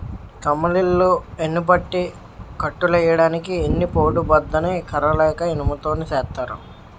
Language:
Telugu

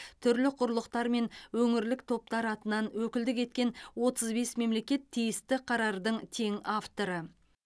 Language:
Kazakh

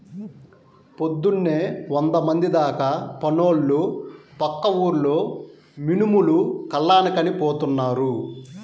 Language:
Telugu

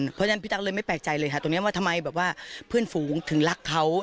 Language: Thai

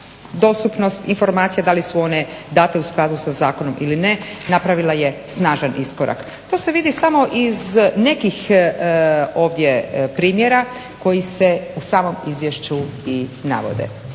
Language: Croatian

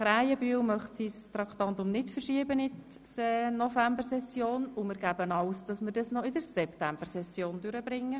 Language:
Swiss German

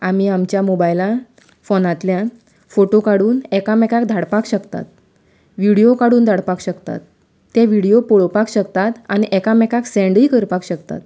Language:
Konkani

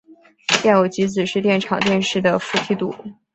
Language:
Chinese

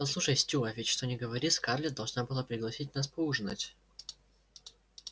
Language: Russian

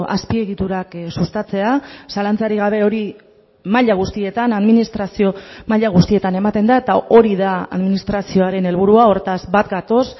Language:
Basque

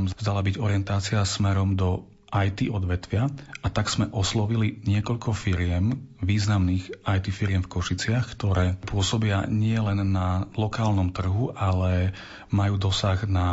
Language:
Slovak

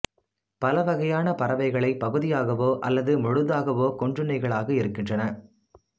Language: Tamil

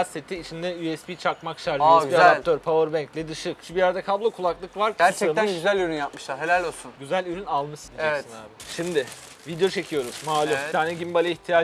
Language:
Turkish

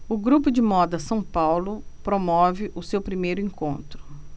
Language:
Portuguese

